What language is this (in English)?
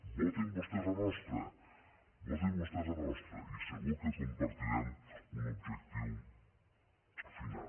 Catalan